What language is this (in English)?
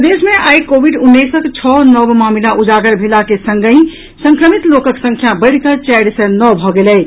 Maithili